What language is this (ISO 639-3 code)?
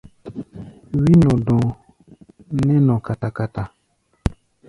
gba